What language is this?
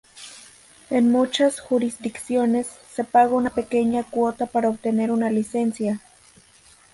Spanish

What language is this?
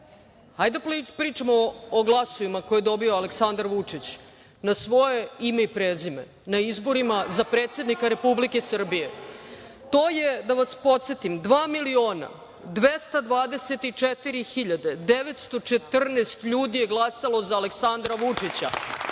Serbian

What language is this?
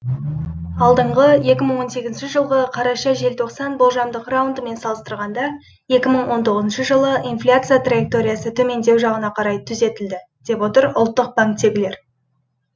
Kazakh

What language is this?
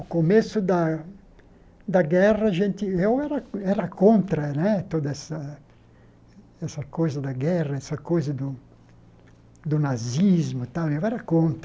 Portuguese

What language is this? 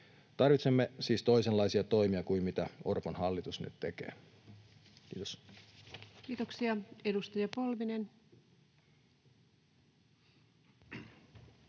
Finnish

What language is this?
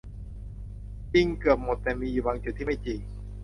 Thai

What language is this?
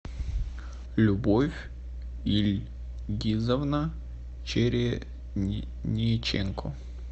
Russian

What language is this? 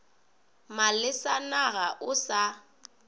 Northern Sotho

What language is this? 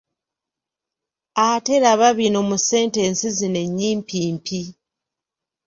Ganda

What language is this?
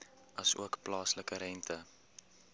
Afrikaans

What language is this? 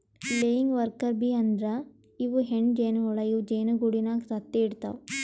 Kannada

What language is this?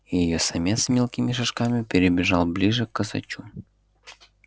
Russian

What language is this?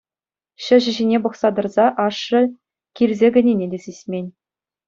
Chuvash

